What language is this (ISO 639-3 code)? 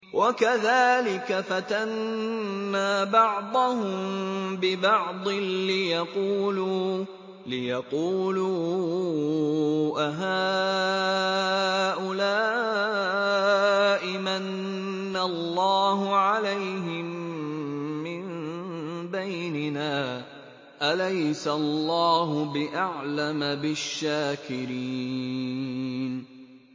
ara